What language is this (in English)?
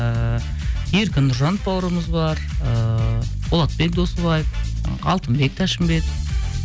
Kazakh